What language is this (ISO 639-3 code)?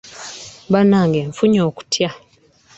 lug